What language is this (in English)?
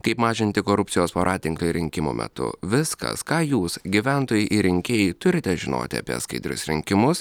Lithuanian